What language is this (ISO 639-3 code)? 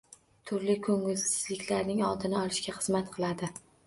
uzb